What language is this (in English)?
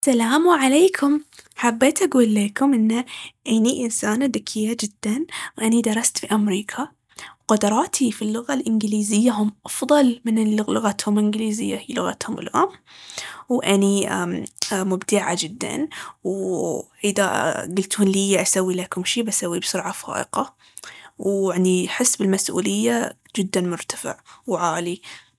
Baharna Arabic